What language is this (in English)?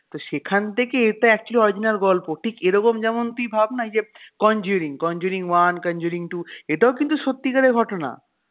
Bangla